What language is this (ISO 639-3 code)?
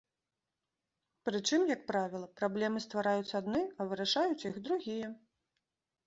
bel